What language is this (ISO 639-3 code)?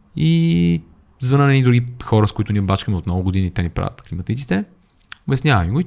bul